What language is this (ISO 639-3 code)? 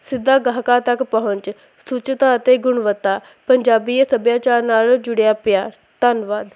pan